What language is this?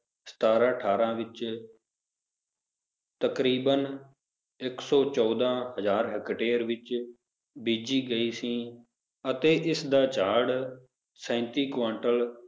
Punjabi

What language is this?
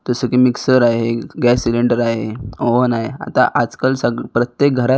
Marathi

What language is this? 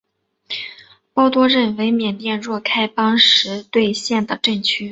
Chinese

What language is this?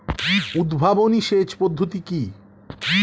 Bangla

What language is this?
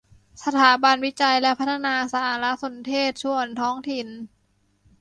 Thai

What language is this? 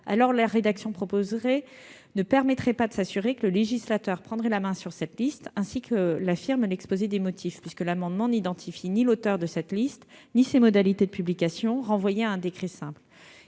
French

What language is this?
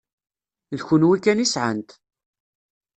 Kabyle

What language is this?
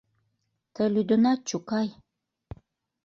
Mari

